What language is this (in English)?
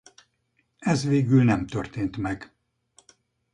Hungarian